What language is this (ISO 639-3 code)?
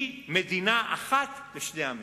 heb